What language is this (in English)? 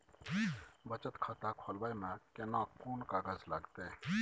Maithili